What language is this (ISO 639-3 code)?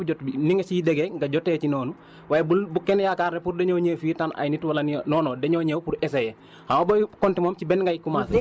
wol